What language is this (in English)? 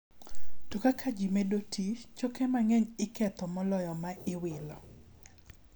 Luo (Kenya and Tanzania)